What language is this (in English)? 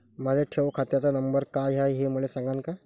Marathi